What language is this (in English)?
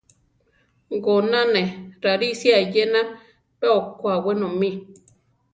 Central Tarahumara